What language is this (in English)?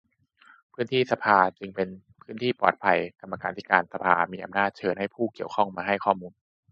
Thai